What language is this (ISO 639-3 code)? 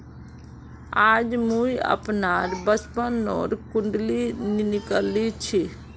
mag